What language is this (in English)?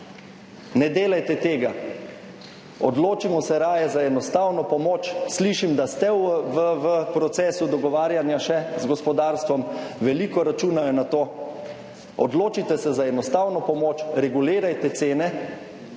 Slovenian